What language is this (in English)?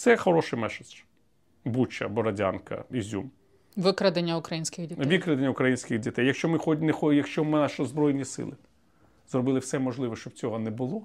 Ukrainian